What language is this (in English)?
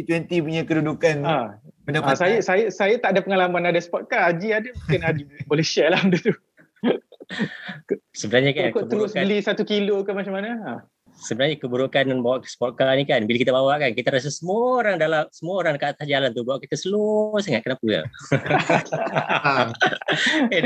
Malay